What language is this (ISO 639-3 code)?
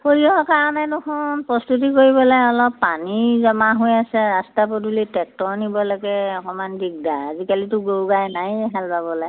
asm